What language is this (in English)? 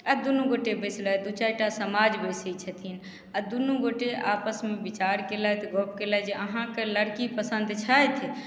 Maithili